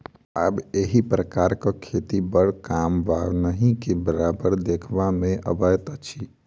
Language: Maithili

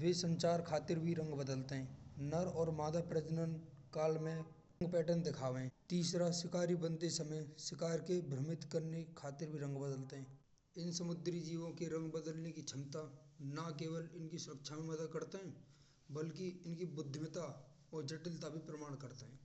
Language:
Braj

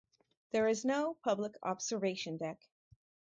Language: English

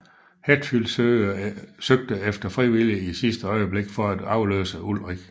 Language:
Danish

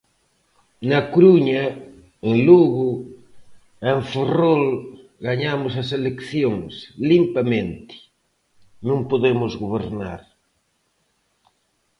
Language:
Galician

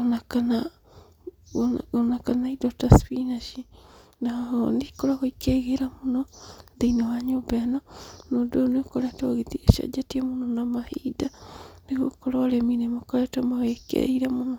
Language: Kikuyu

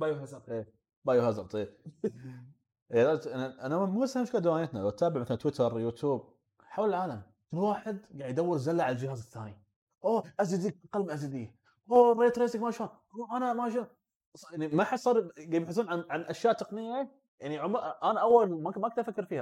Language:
Arabic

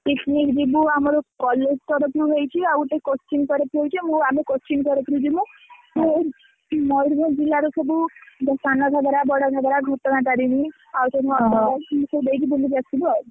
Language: Odia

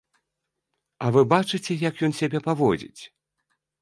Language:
Belarusian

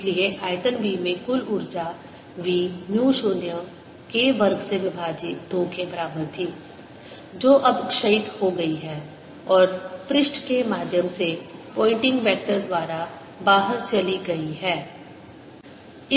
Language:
Hindi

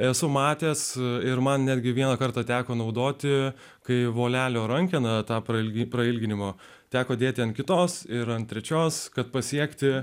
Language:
Lithuanian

